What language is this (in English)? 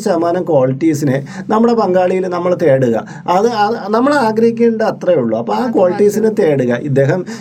Malayalam